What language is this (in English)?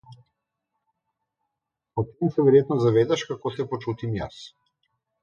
Slovenian